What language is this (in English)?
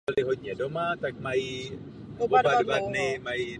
Czech